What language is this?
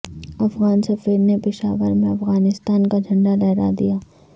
Urdu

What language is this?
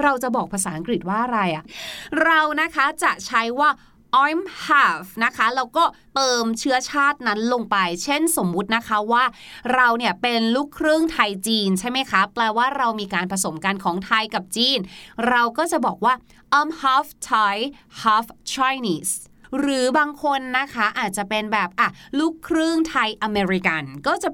Thai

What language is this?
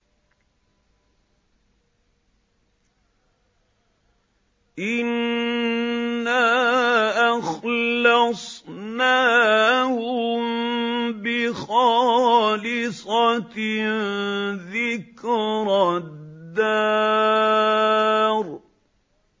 Arabic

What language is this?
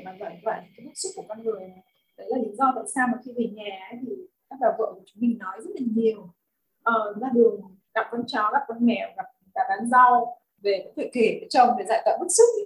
Vietnamese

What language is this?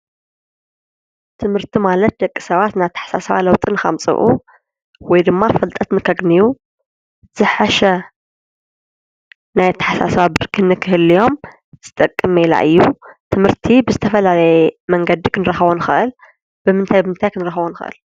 Tigrinya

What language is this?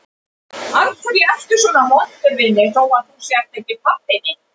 Icelandic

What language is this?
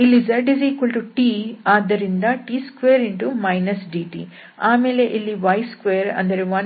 Kannada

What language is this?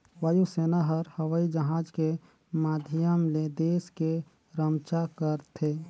Chhattisgarhi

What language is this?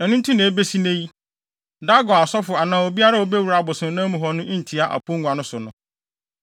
Akan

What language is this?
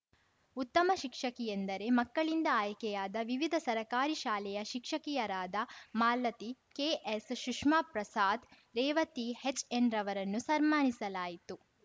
Kannada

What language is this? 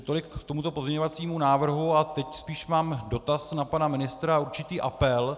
Czech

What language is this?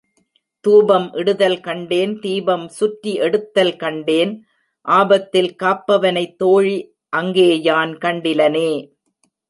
Tamil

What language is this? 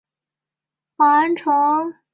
Chinese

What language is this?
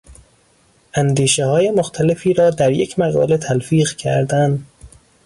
Persian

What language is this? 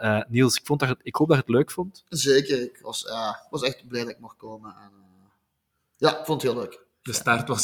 Dutch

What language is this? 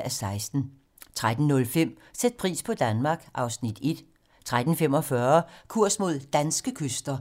Danish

